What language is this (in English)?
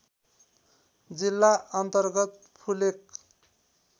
Nepali